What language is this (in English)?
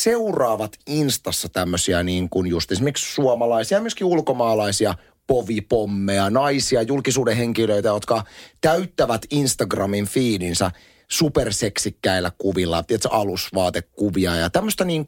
Finnish